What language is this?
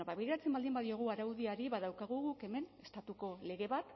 Basque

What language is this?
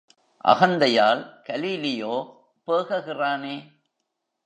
Tamil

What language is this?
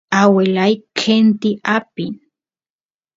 Santiago del Estero Quichua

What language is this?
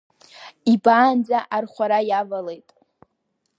Abkhazian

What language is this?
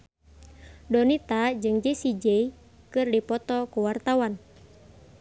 Sundanese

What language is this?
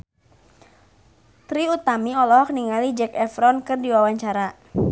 Sundanese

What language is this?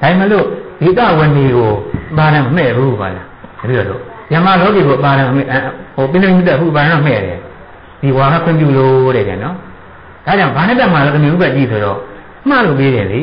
Thai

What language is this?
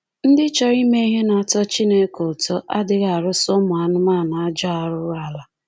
Igbo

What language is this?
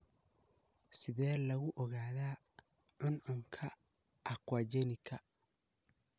Somali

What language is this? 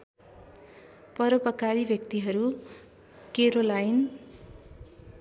Nepali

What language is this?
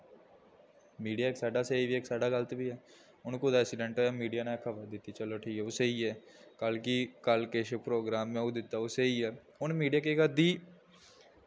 Dogri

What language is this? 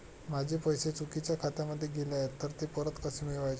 Marathi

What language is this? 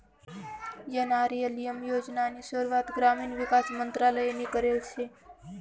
Marathi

